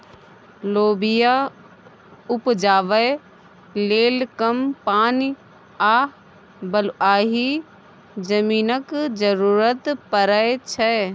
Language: Maithili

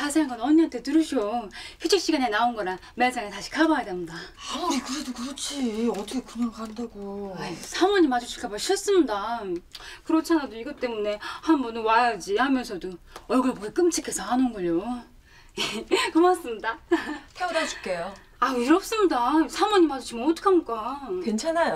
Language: Korean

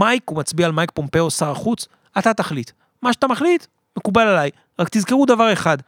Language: Hebrew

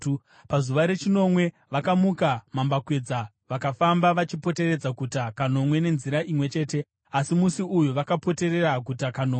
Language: Shona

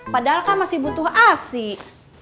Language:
Indonesian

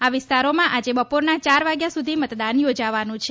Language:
Gujarati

